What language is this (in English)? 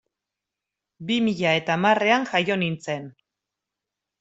Basque